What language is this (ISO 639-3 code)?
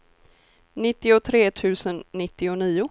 swe